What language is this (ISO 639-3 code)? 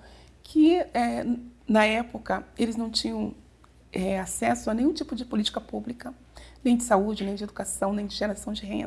por